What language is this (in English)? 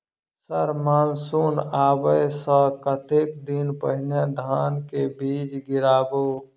Maithili